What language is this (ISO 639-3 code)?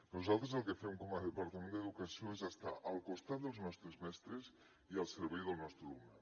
cat